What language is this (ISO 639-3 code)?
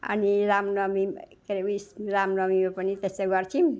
nep